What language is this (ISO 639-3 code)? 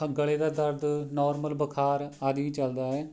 pan